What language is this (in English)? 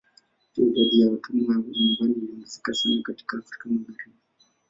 Swahili